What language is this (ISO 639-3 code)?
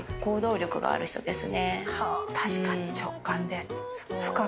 jpn